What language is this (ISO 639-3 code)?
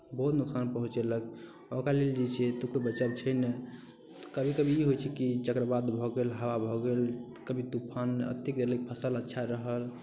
mai